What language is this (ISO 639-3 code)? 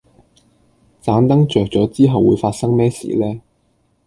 yue